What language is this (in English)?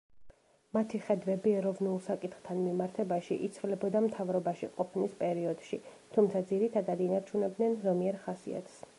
Georgian